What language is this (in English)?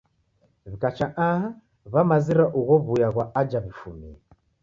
Taita